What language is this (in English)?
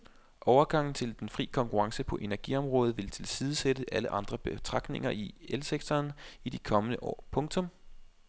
Danish